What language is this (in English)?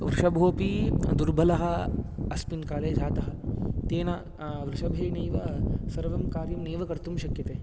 Sanskrit